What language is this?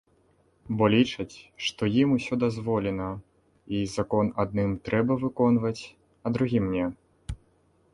Belarusian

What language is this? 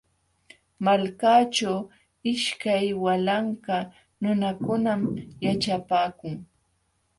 Jauja Wanca Quechua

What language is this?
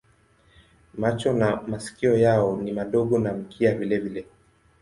Swahili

